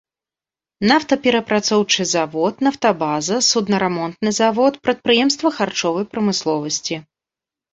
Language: Belarusian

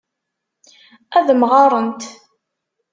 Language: Kabyle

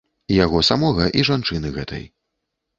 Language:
Belarusian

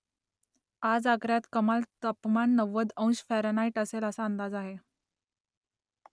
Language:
Marathi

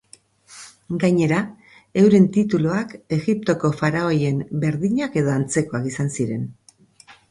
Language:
Basque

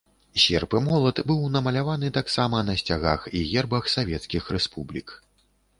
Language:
Belarusian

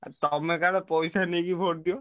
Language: Odia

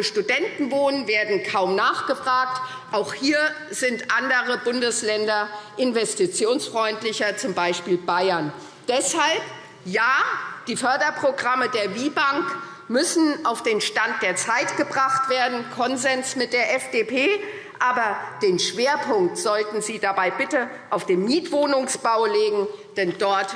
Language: German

